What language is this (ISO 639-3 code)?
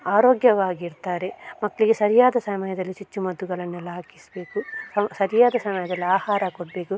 kan